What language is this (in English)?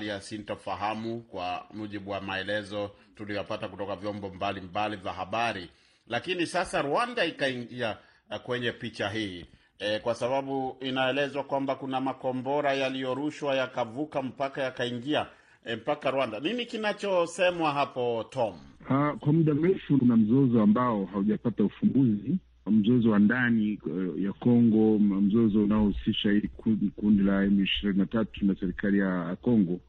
Swahili